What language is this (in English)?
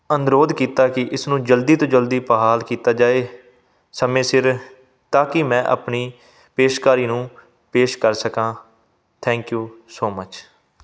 Punjabi